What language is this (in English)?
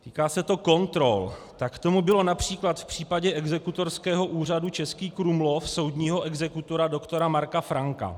Czech